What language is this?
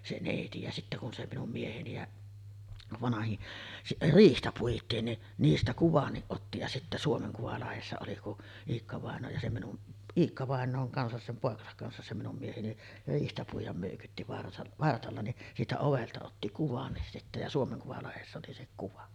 Finnish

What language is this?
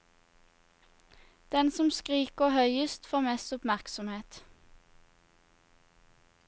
Norwegian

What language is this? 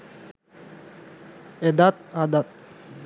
Sinhala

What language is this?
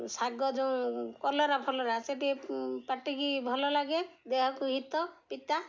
Odia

